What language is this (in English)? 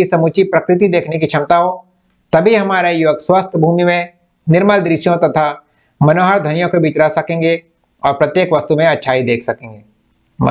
Hindi